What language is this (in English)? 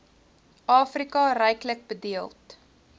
Afrikaans